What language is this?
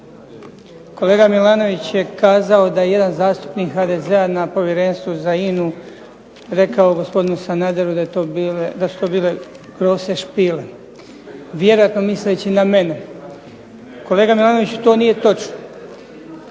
Croatian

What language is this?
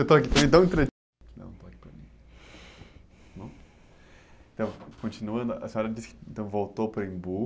Portuguese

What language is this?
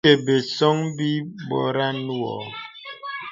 Bebele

